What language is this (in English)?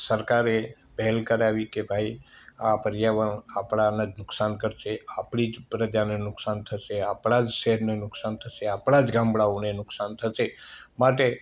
Gujarati